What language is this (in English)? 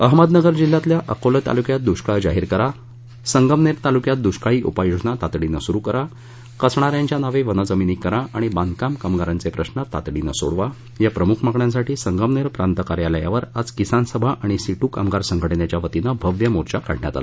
Marathi